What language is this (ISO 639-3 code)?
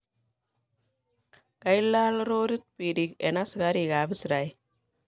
kln